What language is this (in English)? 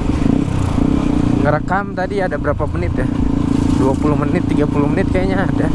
Indonesian